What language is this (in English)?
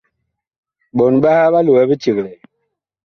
Bakoko